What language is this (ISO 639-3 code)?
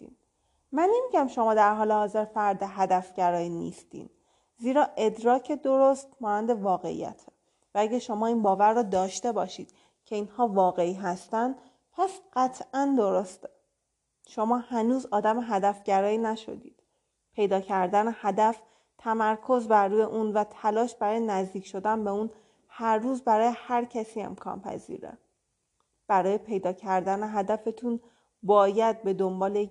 fas